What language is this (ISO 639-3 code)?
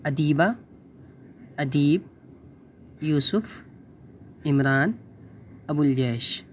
urd